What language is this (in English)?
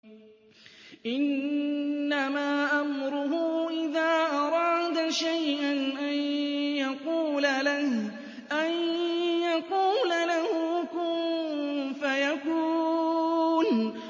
Arabic